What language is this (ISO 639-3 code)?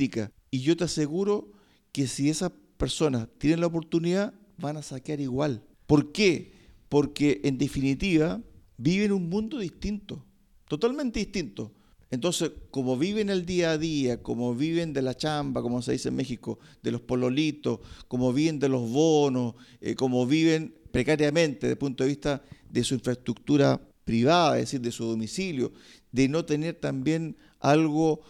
spa